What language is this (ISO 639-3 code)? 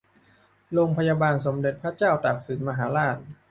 tha